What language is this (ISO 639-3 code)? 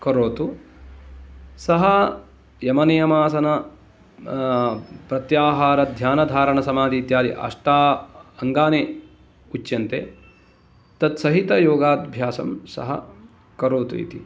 san